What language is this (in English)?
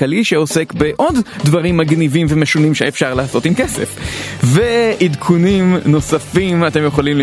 Hebrew